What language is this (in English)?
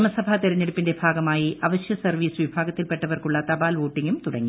Malayalam